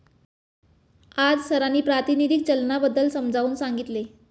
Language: Marathi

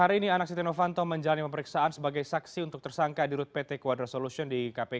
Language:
Indonesian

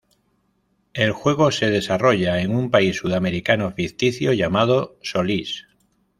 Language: Spanish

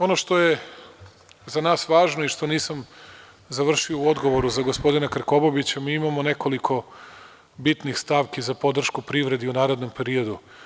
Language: Serbian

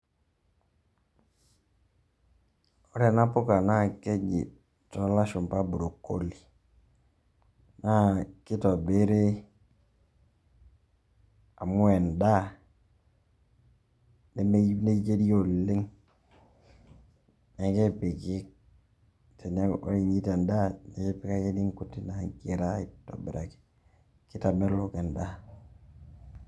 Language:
Masai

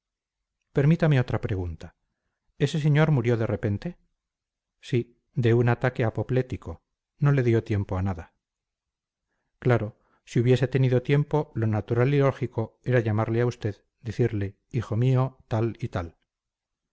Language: Spanish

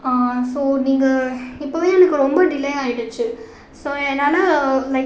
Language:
Tamil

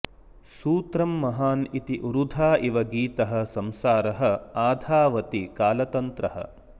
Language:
Sanskrit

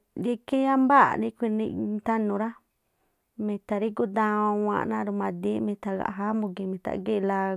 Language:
Tlacoapa Me'phaa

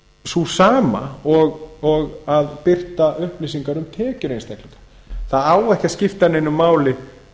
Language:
Icelandic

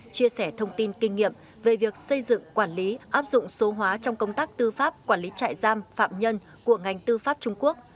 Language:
Vietnamese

